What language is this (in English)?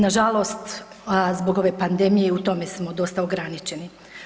Croatian